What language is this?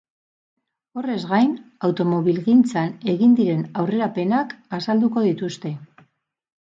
Basque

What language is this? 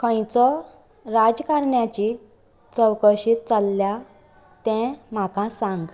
Konkani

